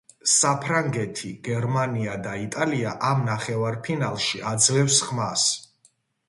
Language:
Georgian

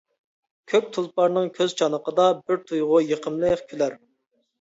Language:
Uyghur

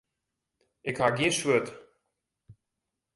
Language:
Western Frisian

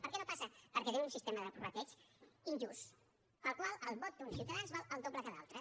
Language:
Catalan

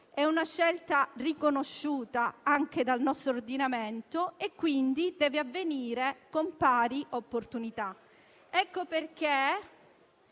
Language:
Italian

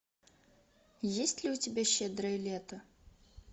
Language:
Russian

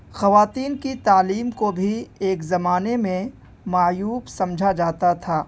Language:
Urdu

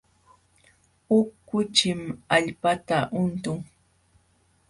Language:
Jauja Wanca Quechua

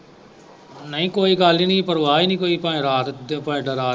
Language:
Punjabi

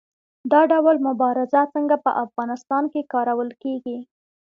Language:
Pashto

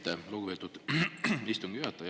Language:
Estonian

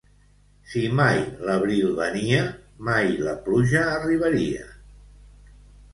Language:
Catalan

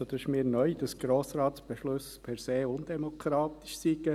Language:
Swiss German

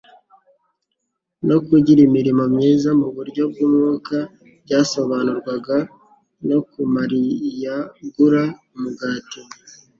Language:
Kinyarwanda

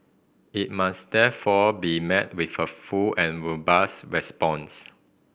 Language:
English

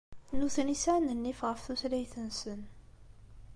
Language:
Kabyle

